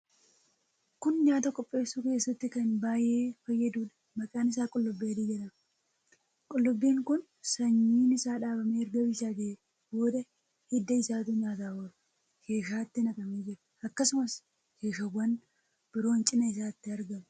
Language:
Oromo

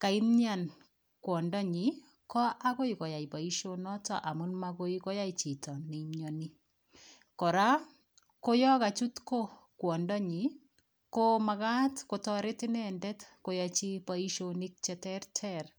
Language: Kalenjin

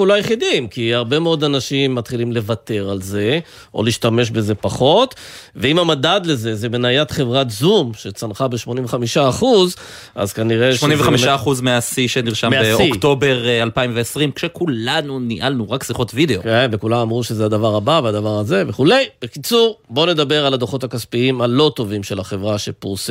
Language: Hebrew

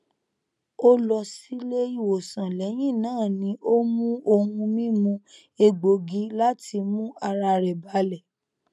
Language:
Yoruba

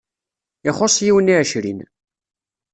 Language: Kabyle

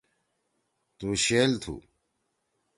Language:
Torwali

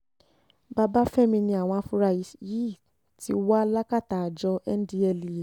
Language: Yoruba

